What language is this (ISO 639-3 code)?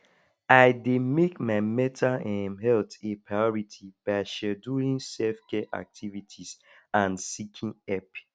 pcm